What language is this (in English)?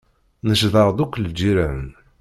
Kabyle